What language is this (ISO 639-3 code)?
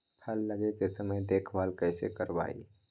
mag